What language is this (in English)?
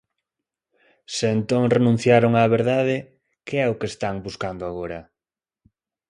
Galician